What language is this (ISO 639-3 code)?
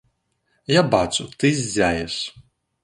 bel